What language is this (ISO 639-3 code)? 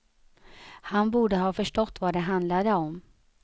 swe